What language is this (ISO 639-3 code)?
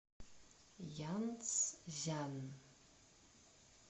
rus